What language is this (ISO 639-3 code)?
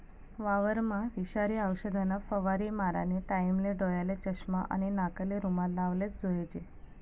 mar